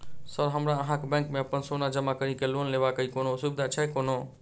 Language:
Maithili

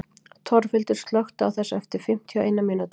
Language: Icelandic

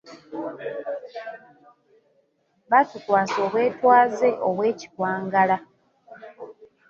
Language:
Ganda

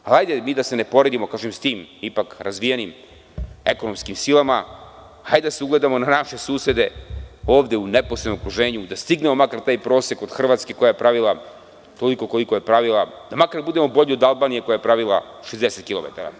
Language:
Serbian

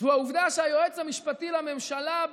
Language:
Hebrew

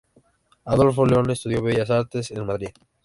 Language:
Spanish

